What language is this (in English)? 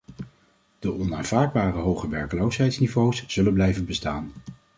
Dutch